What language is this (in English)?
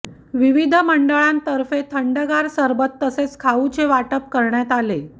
Marathi